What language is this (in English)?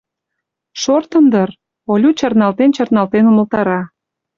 Mari